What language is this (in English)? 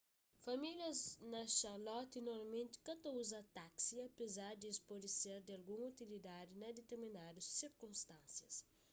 Kabuverdianu